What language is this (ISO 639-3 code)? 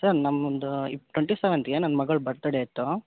kan